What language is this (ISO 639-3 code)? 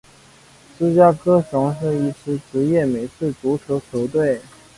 zho